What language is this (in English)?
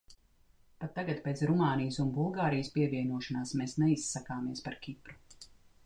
Latvian